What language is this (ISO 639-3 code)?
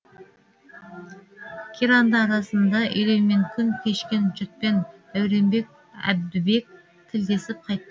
kaz